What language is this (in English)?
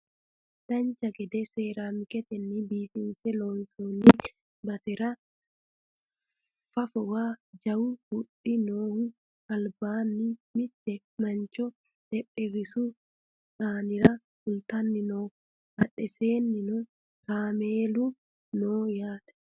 Sidamo